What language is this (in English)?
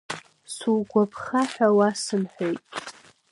Abkhazian